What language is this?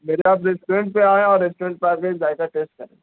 Urdu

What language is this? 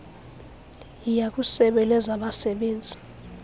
Xhosa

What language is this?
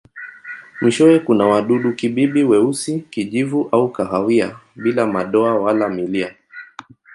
Swahili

